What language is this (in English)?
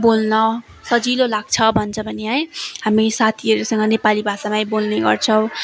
Nepali